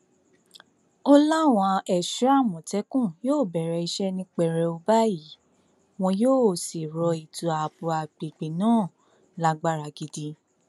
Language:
Yoruba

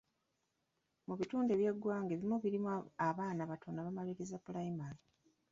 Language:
Ganda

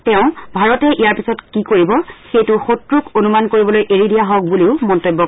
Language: Assamese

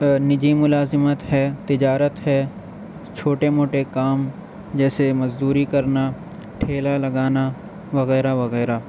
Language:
Urdu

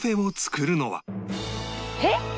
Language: Japanese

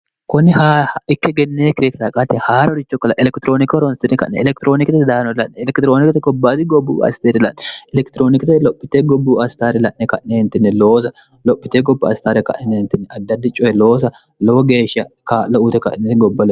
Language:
Sidamo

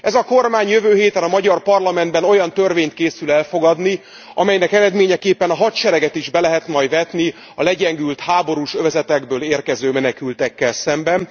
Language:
Hungarian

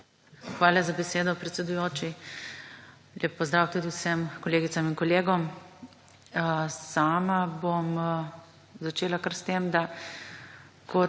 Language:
Slovenian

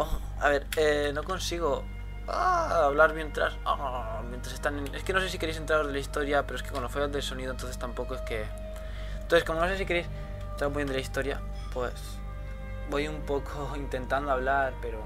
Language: Spanish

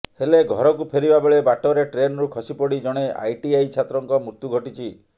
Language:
Odia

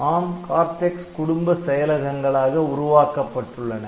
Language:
Tamil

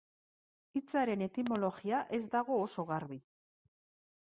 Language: Basque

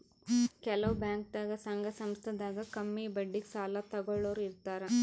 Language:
Kannada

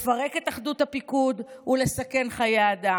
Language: Hebrew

